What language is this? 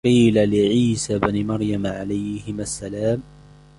Arabic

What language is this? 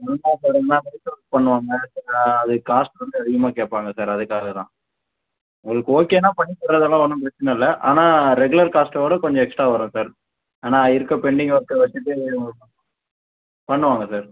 Tamil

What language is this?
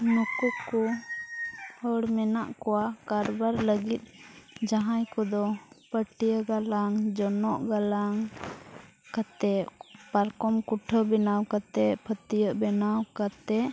Santali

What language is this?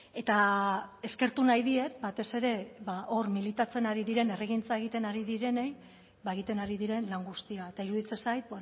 Basque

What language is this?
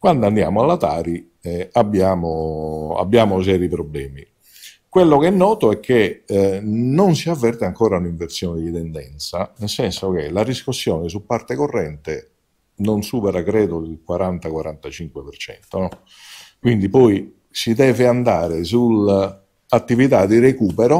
Italian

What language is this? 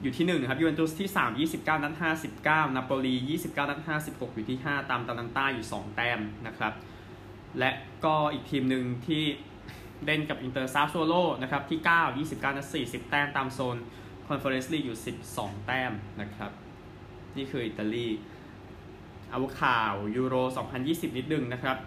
Thai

